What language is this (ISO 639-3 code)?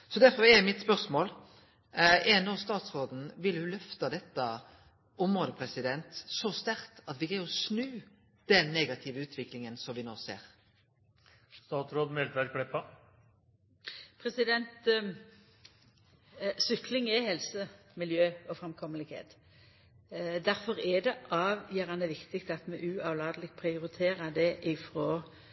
nno